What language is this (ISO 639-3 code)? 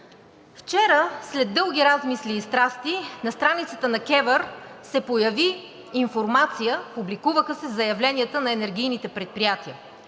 bul